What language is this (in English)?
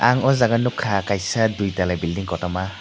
Kok Borok